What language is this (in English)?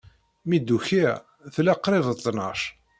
Kabyle